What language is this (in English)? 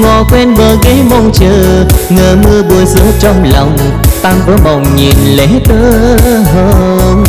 Vietnamese